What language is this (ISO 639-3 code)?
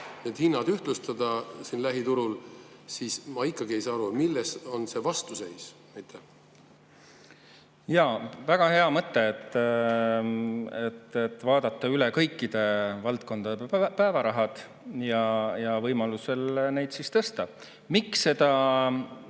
est